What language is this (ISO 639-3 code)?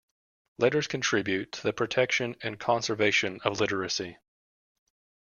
eng